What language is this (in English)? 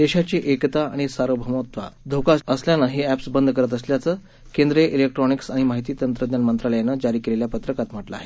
Marathi